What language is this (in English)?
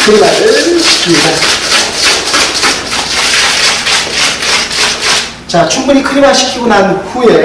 Korean